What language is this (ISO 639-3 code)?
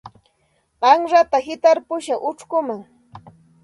qxt